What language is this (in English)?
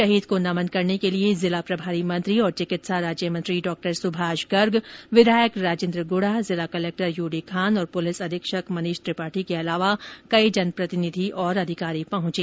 Hindi